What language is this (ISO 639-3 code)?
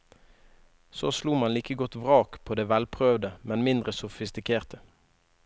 nor